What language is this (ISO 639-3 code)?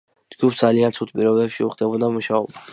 kat